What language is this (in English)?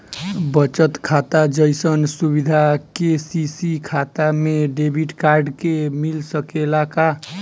Bhojpuri